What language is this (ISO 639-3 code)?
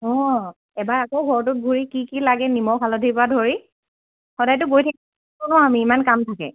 asm